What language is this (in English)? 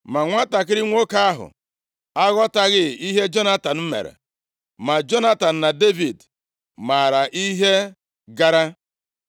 Igbo